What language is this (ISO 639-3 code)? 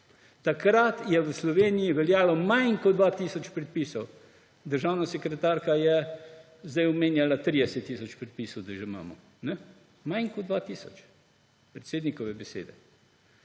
slv